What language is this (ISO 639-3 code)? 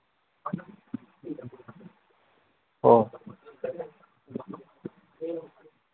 mni